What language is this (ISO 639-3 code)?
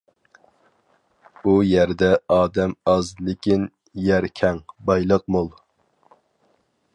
uig